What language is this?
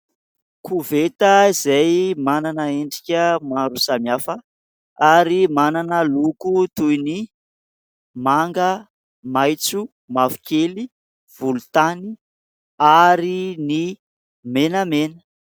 Malagasy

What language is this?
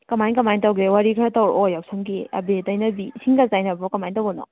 Manipuri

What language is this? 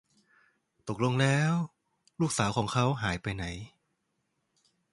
Thai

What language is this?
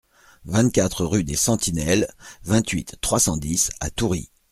French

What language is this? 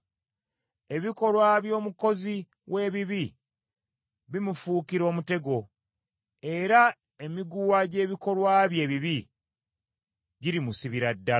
Ganda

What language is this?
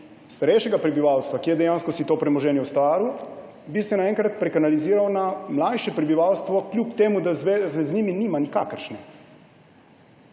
Slovenian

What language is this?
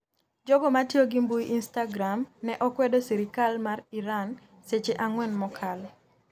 Luo (Kenya and Tanzania)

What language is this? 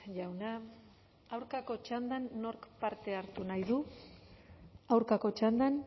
Basque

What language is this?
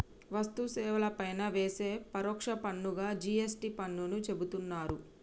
Telugu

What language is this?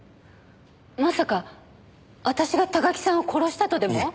Japanese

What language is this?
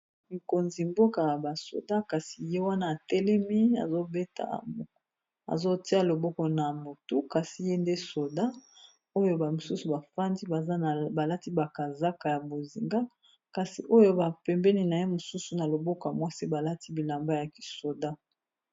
Lingala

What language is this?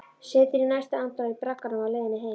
Icelandic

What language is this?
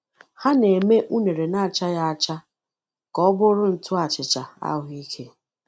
Igbo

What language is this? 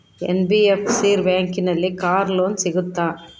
Kannada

